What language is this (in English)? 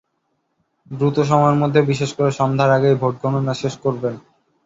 Bangla